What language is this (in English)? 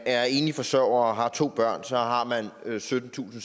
Danish